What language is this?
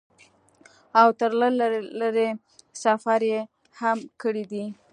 Pashto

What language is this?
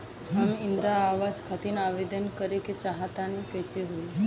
Bhojpuri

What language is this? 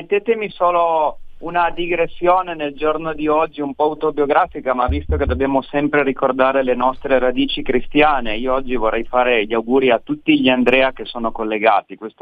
Italian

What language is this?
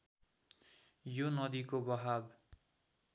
Nepali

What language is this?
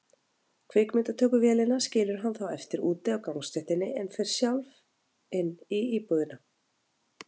Icelandic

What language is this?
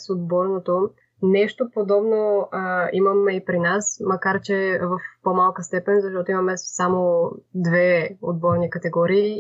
Bulgarian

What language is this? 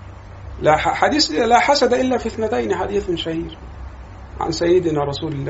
Arabic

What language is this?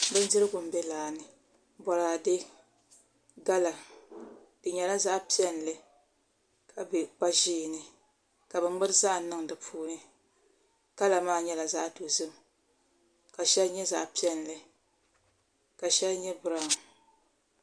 Dagbani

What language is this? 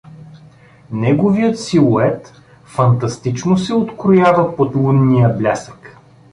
Bulgarian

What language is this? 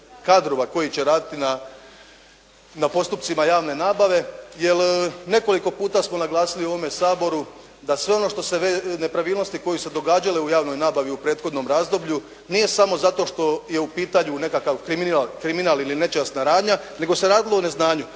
Croatian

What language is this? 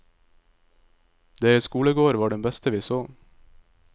Norwegian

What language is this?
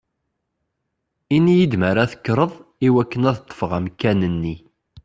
Kabyle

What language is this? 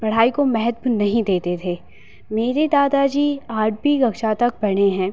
Hindi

